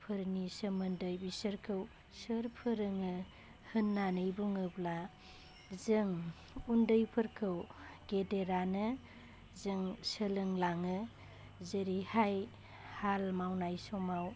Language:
Bodo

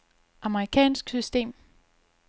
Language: Danish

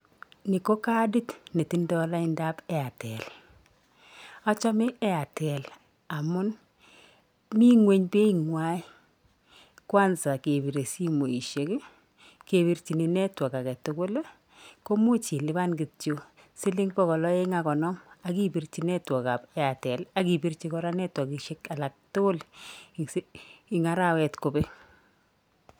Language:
Kalenjin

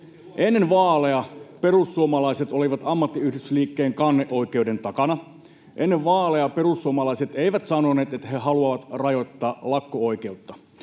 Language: Finnish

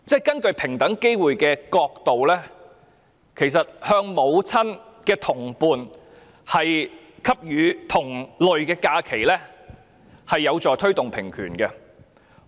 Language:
Cantonese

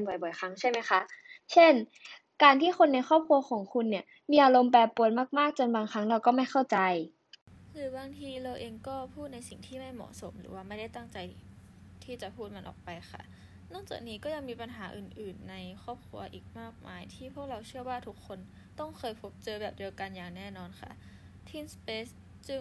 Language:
Thai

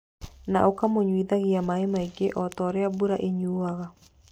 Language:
Kikuyu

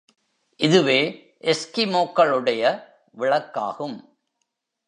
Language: Tamil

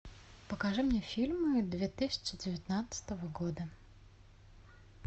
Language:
Russian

